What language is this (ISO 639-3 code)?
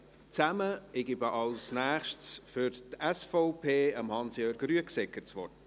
gsw